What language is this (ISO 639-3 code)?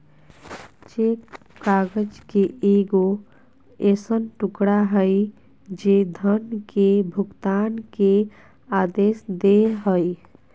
mag